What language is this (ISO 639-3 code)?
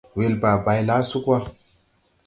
tui